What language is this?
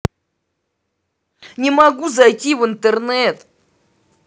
Russian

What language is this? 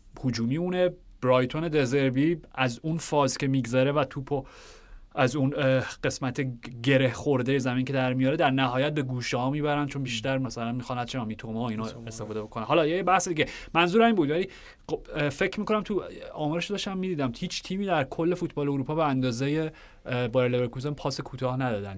Persian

